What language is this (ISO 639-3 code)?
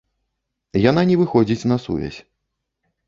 bel